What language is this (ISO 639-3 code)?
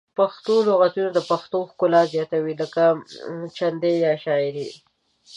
pus